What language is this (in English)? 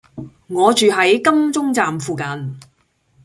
Cantonese